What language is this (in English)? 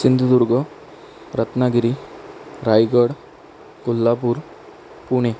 Marathi